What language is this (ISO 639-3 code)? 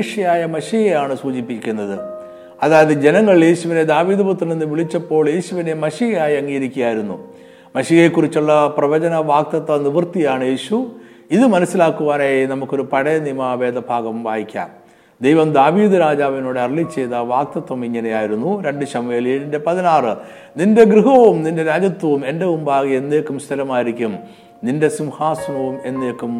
mal